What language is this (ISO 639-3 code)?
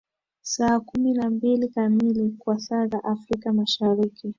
swa